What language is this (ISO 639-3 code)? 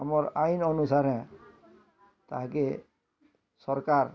ori